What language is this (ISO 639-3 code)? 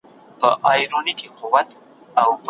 pus